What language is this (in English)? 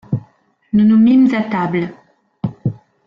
French